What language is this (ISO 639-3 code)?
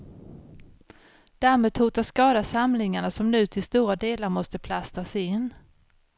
swe